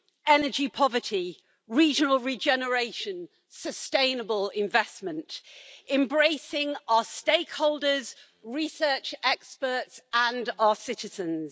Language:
English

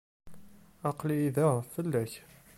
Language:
Kabyle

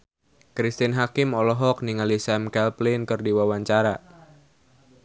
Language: Sundanese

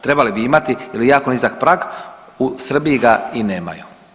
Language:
Croatian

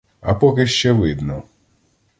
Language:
Ukrainian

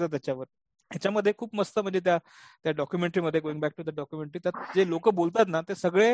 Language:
Marathi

